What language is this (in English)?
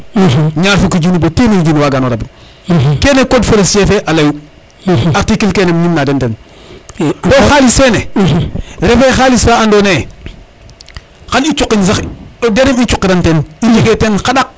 Serer